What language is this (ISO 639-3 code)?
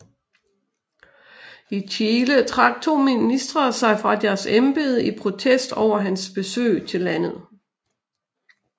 dan